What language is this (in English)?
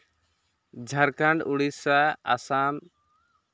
Santali